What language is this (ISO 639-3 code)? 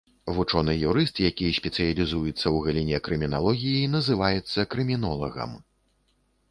bel